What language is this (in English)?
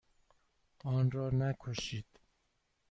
Persian